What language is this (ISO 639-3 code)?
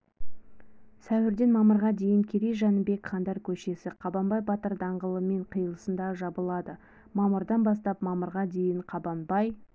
kaz